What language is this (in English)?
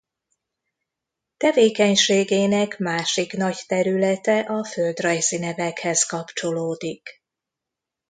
Hungarian